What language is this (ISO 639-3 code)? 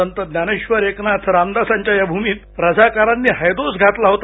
mar